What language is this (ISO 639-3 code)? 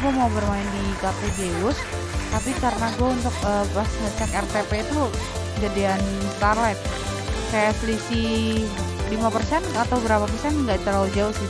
ind